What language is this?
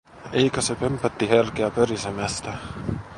Finnish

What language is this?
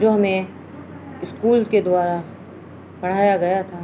Urdu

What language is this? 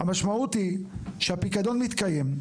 Hebrew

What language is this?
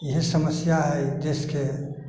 Maithili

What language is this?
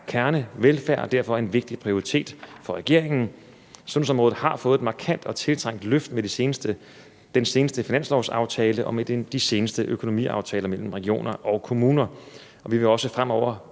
Danish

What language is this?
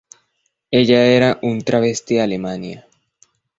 Spanish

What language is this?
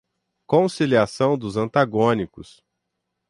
Portuguese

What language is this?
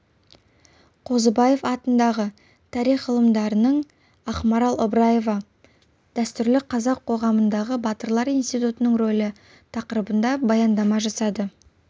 Kazakh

